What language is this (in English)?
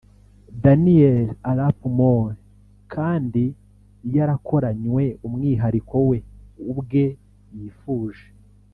Kinyarwanda